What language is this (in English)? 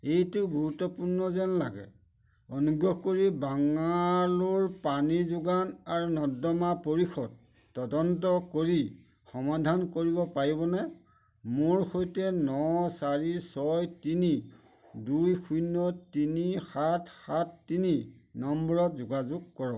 Assamese